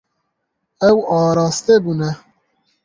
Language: Kurdish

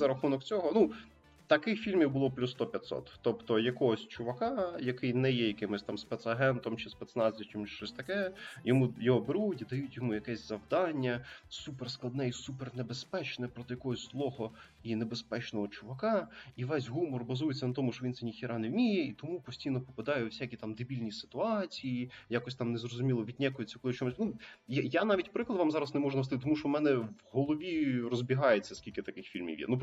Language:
Ukrainian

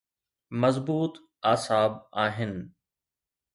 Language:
Sindhi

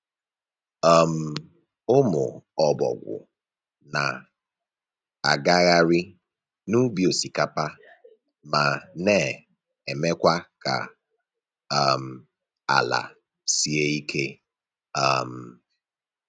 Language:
Igbo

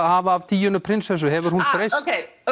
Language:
Icelandic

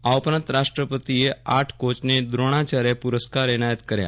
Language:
Gujarati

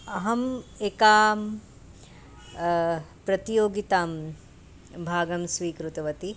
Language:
Sanskrit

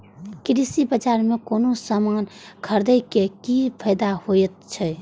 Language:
Maithili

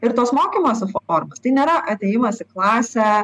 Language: Lithuanian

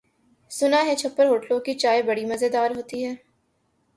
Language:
Urdu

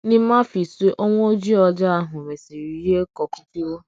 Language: Igbo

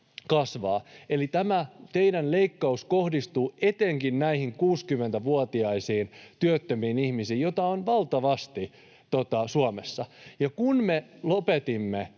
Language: Finnish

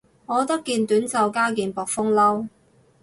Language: Cantonese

